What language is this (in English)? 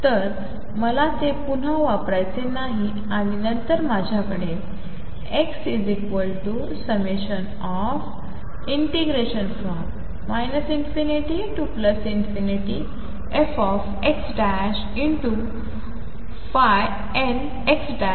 Marathi